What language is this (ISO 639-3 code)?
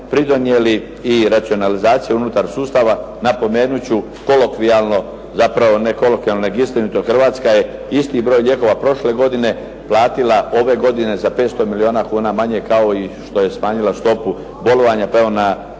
hrv